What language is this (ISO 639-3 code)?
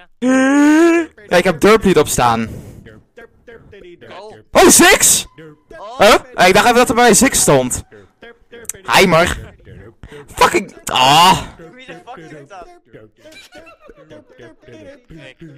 nld